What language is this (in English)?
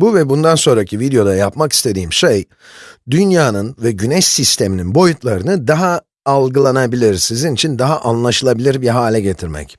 Turkish